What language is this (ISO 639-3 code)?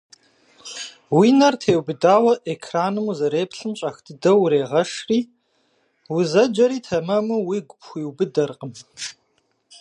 kbd